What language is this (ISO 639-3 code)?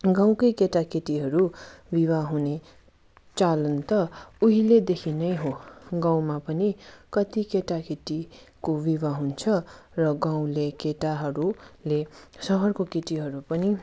nep